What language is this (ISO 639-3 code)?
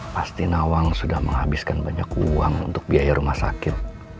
ind